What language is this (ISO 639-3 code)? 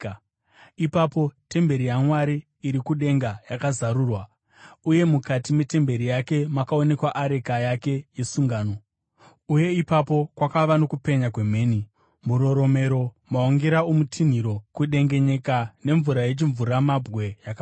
sna